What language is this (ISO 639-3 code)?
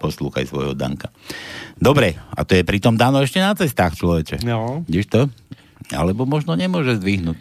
slk